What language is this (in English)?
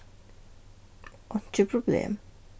Faroese